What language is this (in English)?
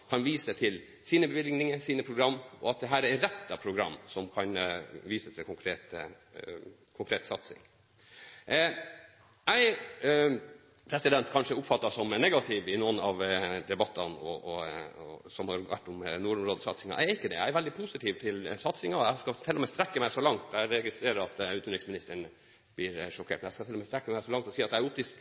Norwegian Bokmål